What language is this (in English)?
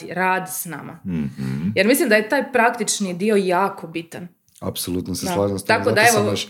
Croatian